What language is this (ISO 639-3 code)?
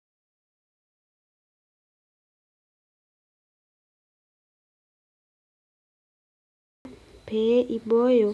mas